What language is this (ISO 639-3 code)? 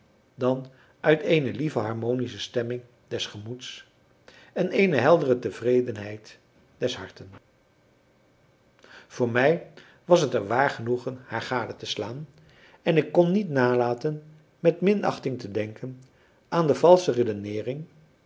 nld